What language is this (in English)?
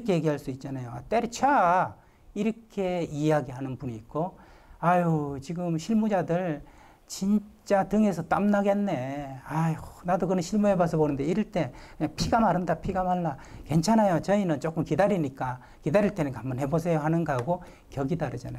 Korean